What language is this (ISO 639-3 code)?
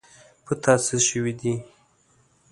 pus